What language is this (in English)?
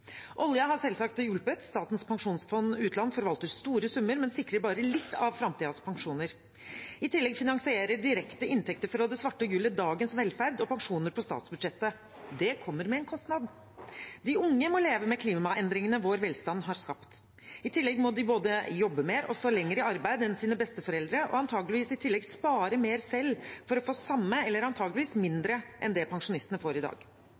Norwegian Bokmål